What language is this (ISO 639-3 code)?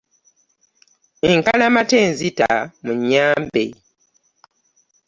lug